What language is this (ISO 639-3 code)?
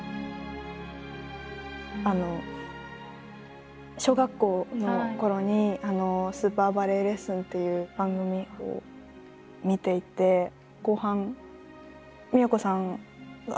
jpn